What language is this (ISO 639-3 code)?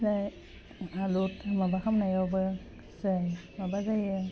brx